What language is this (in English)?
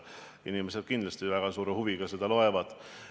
Estonian